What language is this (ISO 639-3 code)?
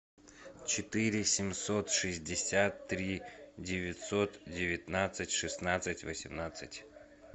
rus